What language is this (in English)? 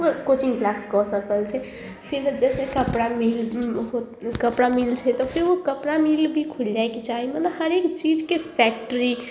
Maithili